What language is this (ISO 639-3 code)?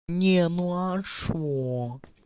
rus